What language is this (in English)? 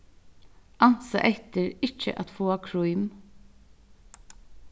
Faroese